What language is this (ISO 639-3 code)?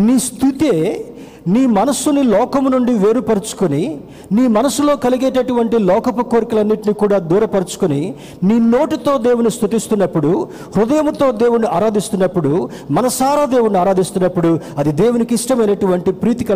tel